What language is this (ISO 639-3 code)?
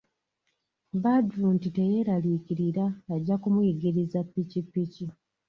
lug